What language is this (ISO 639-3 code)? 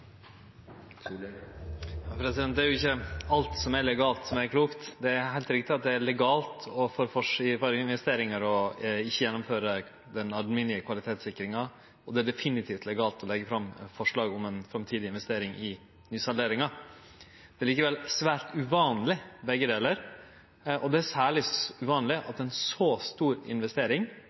nno